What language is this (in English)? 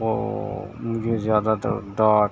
Urdu